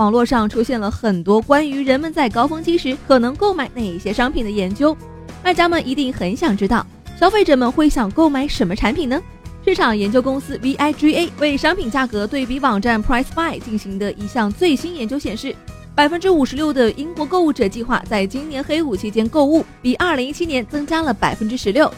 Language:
Chinese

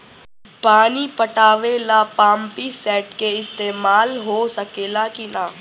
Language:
Bhojpuri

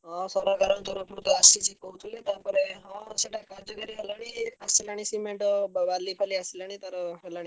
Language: Odia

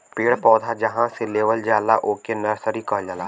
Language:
Bhojpuri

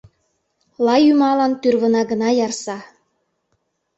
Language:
Mari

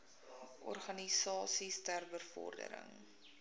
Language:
Afrikaans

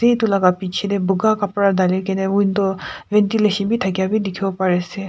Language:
Naga Pidgin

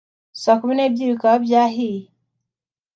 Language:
Kinyarwanda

